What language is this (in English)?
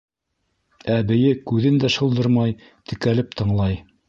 Bashkir